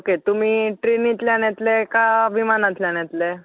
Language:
Konkani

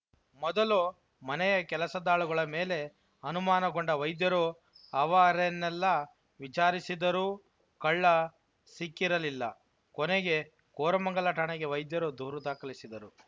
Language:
Kannada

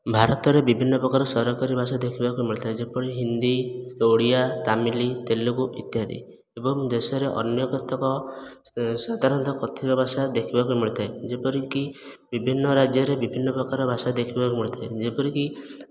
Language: Odia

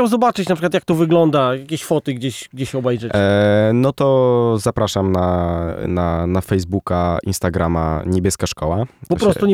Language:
Polish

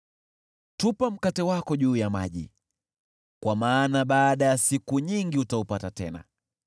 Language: Swahili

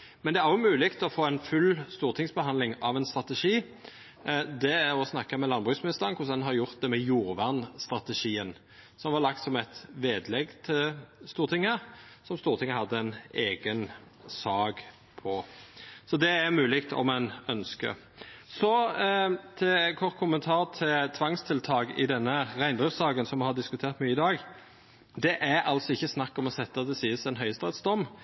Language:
Norwegian Nynorsk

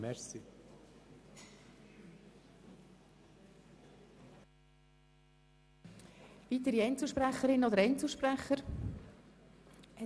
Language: Swiss German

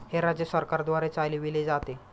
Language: Marathi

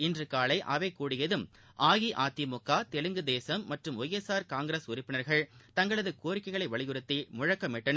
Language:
Tamil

